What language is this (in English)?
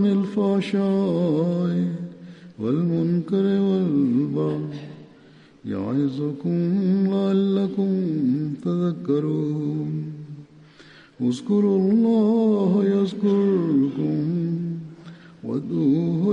Swahili